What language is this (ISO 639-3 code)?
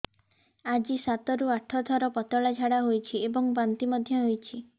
ori